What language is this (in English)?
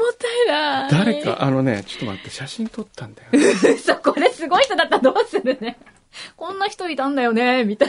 Japanese